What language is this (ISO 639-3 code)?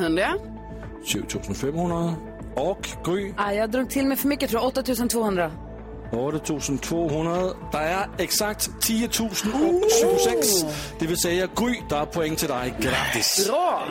swe